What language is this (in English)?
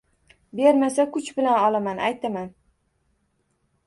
Uzbek